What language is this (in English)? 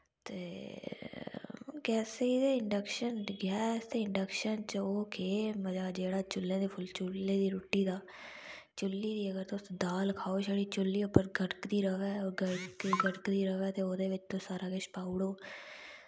Dogri